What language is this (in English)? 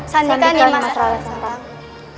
Indonesian